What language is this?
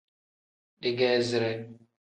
Tem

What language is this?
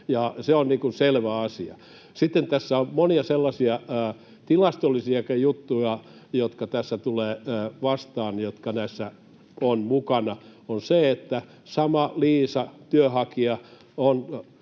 Finnish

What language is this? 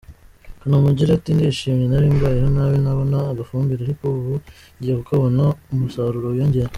Kinyarwanda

